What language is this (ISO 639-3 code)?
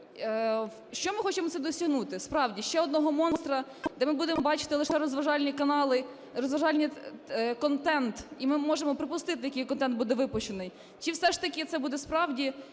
ukr